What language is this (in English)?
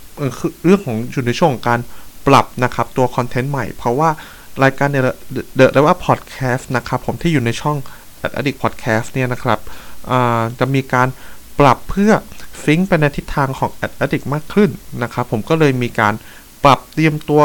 Thai